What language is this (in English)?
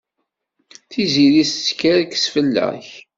Kabyle